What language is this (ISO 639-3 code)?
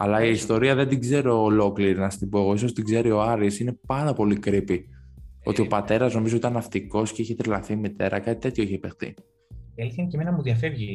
ell